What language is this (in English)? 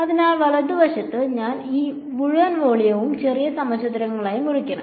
Malayalam